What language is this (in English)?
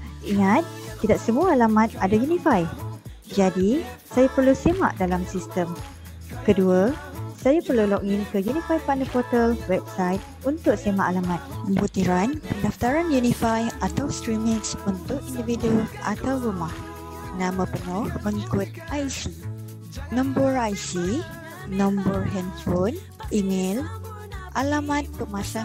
Malay